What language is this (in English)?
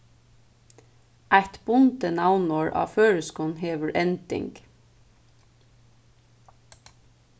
Faroese